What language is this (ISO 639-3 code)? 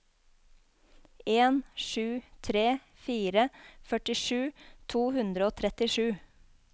nor